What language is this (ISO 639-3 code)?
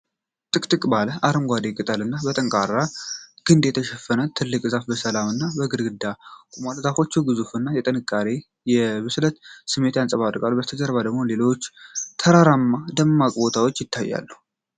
amh